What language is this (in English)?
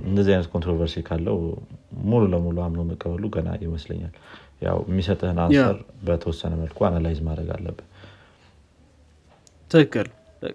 Amharic